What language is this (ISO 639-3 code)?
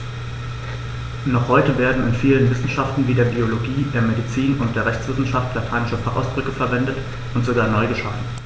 deu